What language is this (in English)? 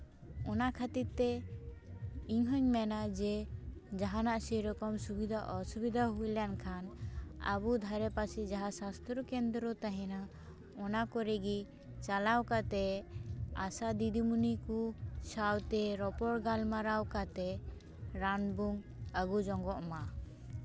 Santali